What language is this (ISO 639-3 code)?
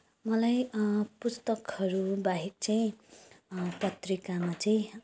nep